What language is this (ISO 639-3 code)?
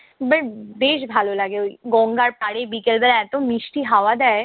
ben